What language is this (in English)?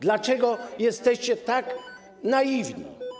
Polish